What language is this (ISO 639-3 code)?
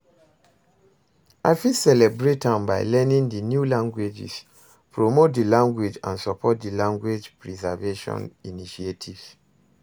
pcm